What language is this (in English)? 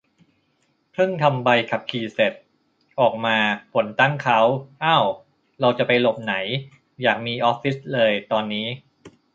Thai